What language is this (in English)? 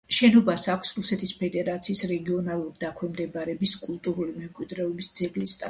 Georgian